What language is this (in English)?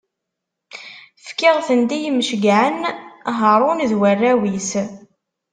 Kabyle